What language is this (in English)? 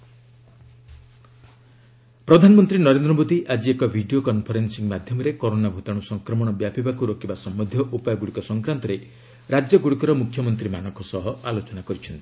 Odia